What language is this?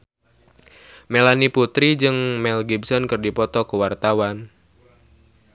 Sundanese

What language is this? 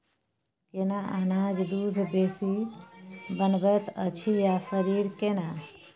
Maithili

